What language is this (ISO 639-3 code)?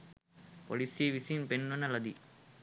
sin